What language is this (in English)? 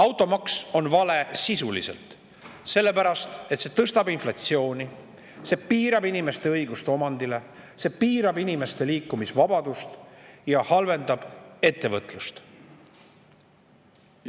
Estonian